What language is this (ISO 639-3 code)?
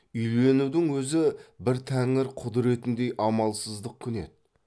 kaz